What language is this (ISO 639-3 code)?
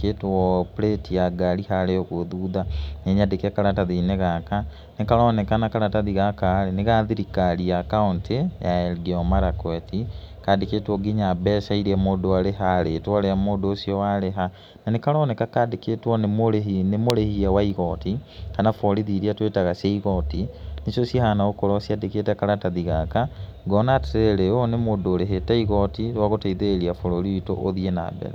kik